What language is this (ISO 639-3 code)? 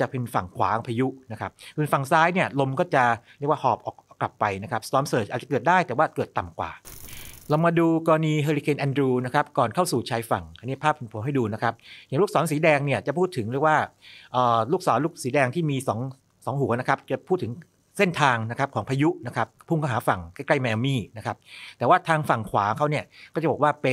tha